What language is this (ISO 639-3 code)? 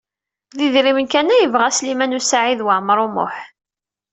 kab